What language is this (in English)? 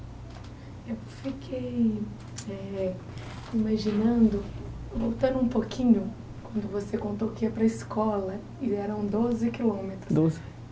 Portuguese